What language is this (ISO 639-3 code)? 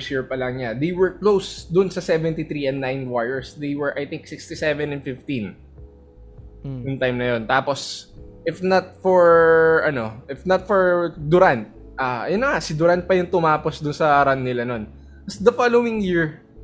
fil